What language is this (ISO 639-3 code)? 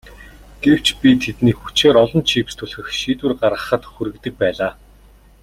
mon